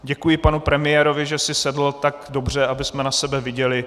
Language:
Czech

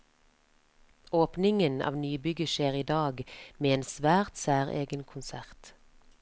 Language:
Norwegian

